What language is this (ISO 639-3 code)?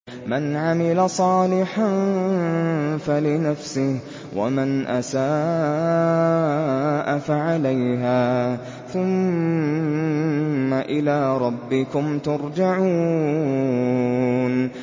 ara